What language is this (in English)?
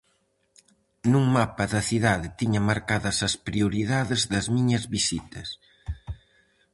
Galician